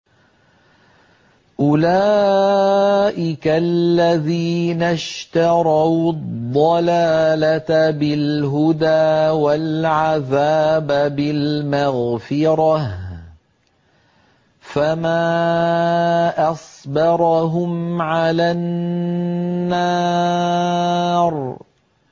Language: Arabic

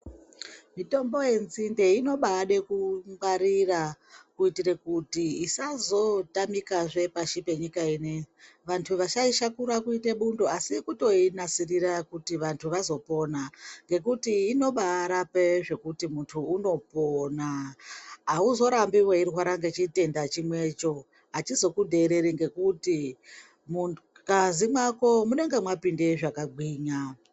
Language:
Ndau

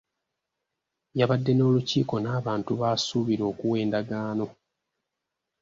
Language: Ganda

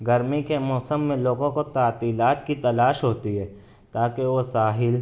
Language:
Urdu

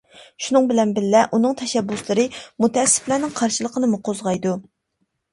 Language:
Uyghur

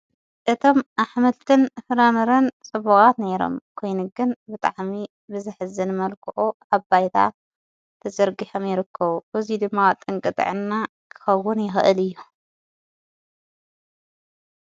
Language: Tigrinya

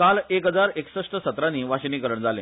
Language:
Konkani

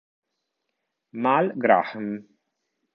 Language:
Italian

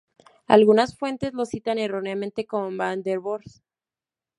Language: Spanish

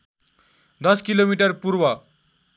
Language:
Nepali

